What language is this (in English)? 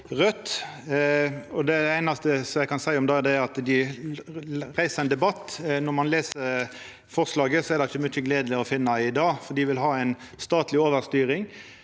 Norwegian